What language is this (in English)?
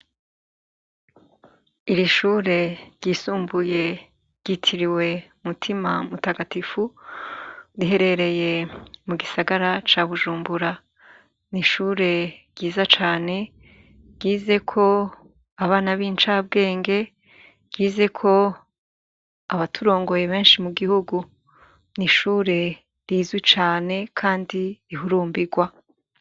Rundi